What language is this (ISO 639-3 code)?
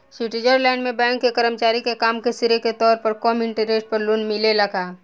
bho